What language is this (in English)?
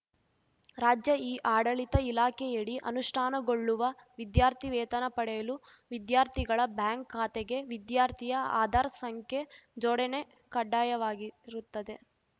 Kannada